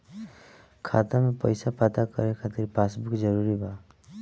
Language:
Bhojpuri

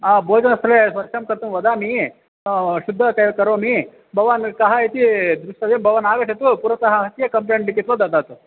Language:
Sanskrit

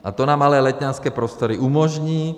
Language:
Czech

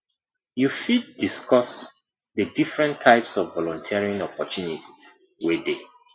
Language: Nigerian Pidgin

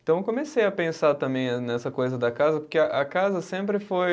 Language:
Portuguese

